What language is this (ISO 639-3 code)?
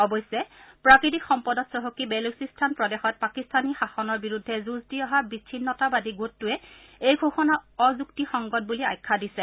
asm